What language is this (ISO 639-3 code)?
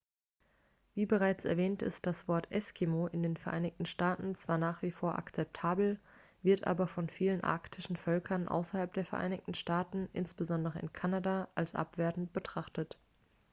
deu